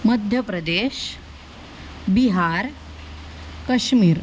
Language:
Marathi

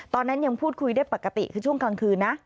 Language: Thai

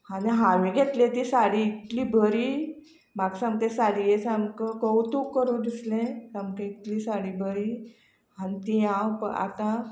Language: Konkani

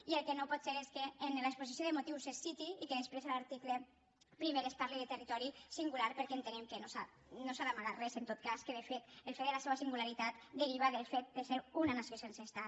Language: Catalan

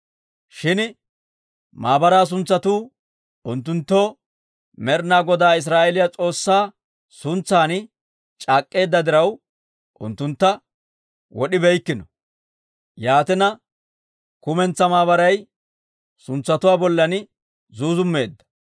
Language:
Dawro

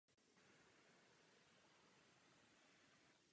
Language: Czech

